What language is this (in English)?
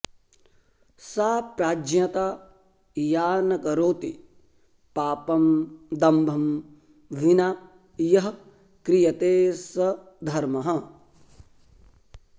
Sanskrit